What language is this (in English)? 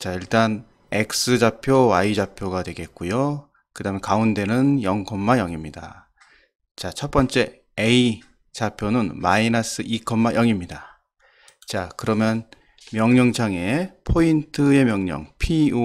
Korean